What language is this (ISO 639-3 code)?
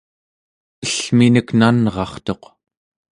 esu